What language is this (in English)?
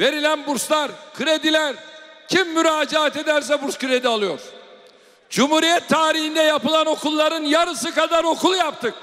Turkish